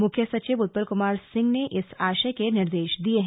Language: Hindi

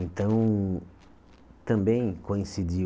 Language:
Portuguese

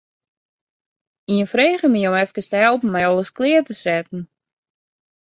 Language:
Western Frisian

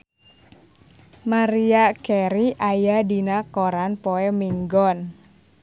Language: Sundanese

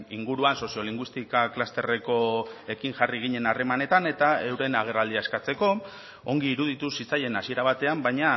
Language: Basque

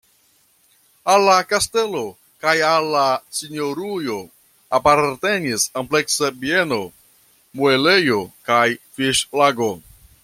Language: Esperanto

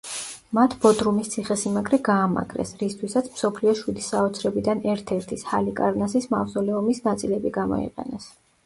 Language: Georgian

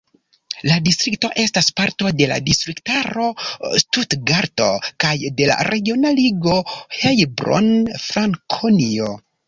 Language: Esperanto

